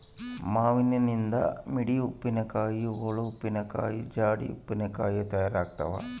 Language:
Kannada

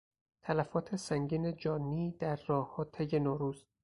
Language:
Persian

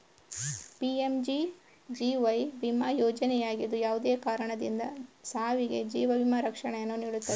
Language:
Kannada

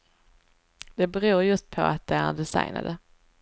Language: Swedish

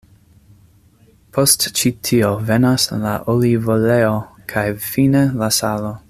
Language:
Esperanto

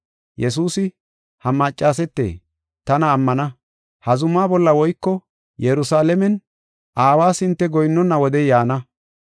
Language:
Gofa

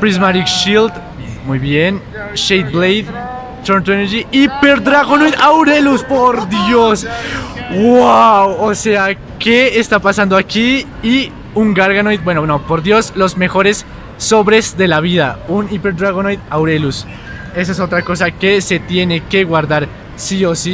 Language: Spanish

